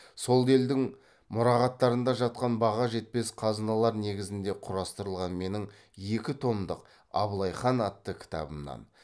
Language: Kazakh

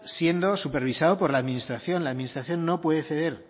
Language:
Spanish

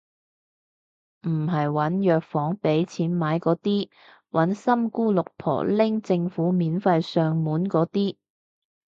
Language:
Cantonese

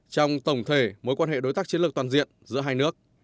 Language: Vietnamese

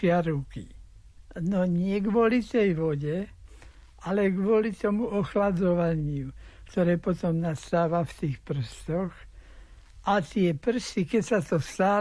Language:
Slovak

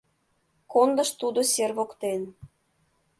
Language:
Mari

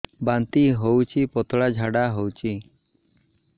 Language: Odia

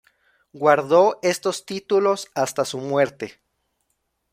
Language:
Spanish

